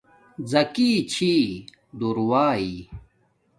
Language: Domaaki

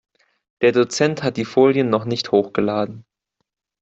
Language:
German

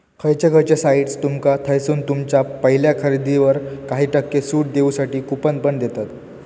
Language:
Marathi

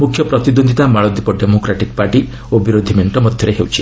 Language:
Odia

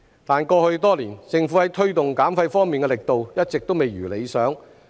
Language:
Cantonese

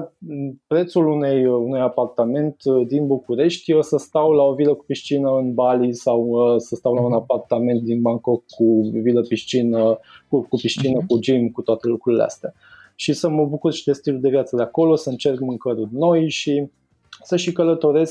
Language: Romanian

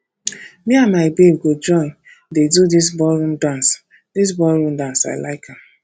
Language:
Nigerian Pidgin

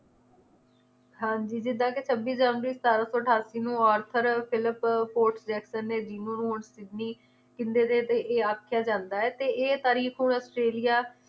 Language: Punjabi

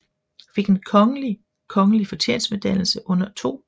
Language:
Danish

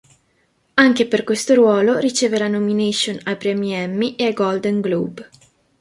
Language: Italian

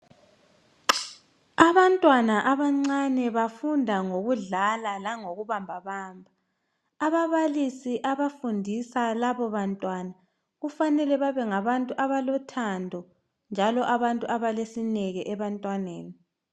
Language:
North Ndebele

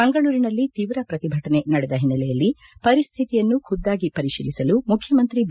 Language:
Kannada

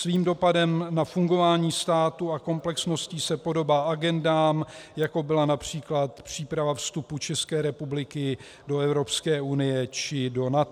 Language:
Czech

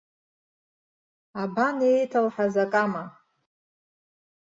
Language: Abkhazian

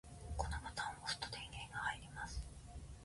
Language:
Japanese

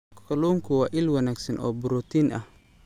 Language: Somali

